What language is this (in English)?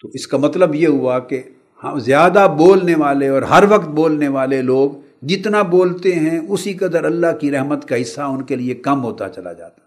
Urdu